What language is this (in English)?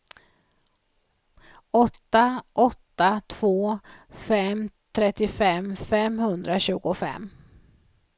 Swedish